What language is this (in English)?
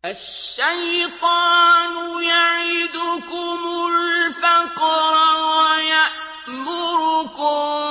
Arabic